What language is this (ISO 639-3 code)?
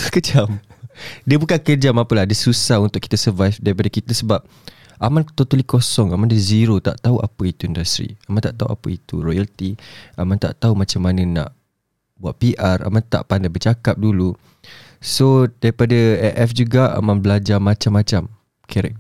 msa